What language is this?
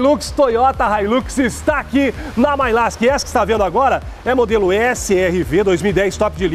Portuguese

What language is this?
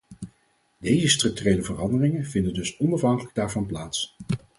Dutch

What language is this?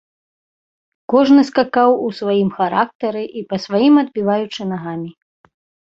Belarusian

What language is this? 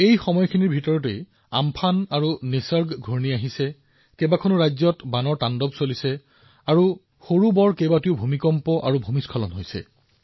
Assamese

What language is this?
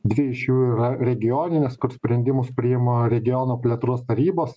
Lithuanian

